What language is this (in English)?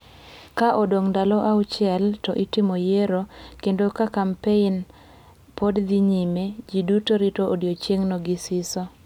Luo (Kenya and Tanzania)